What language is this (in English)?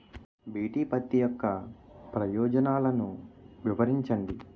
Telugu